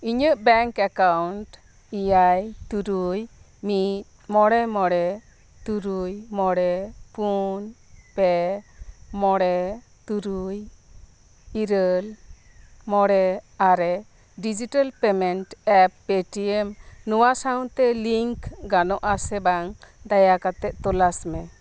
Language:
Santali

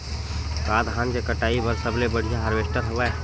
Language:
Chhattisgarhi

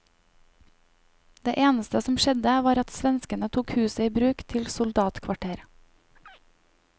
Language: Norwegian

